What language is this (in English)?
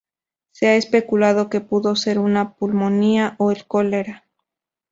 Spanish